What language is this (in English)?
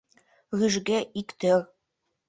Mari